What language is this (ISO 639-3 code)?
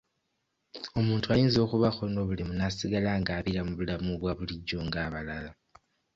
lug